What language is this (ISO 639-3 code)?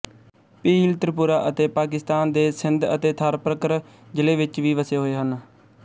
pan